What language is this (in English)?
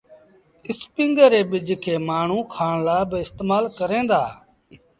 Sindhi Bhil